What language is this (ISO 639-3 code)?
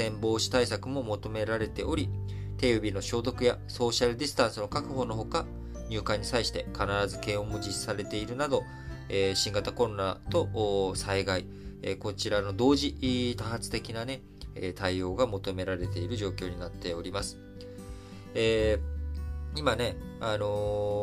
jpn